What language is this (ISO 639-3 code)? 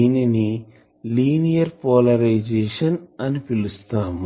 tel